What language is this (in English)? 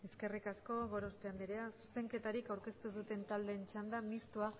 Basque